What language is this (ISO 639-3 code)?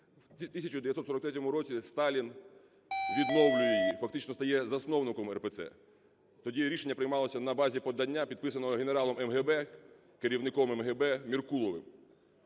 ukr